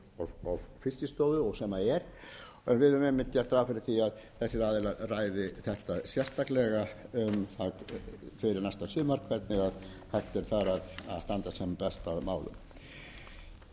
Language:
Icelandic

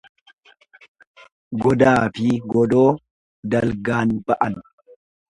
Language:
Oromo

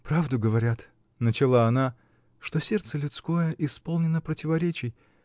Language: Russian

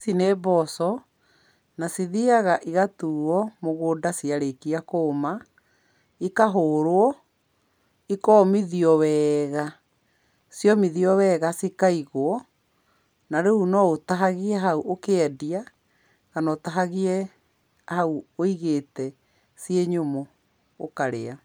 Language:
Kikuyu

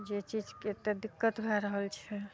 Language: Maithili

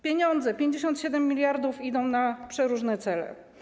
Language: Polish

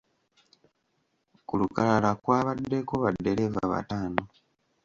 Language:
Ganda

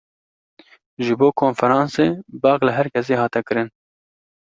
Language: Kurdish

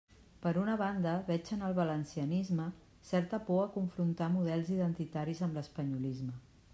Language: Catalan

